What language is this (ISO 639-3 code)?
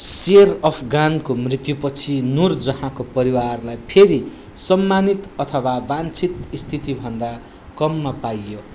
nep